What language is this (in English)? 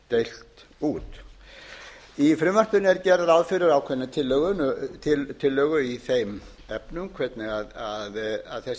Icelandic